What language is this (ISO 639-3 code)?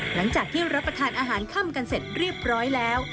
tha